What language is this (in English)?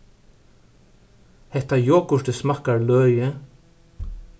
Faroese